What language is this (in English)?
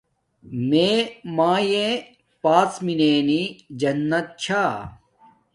Domaaki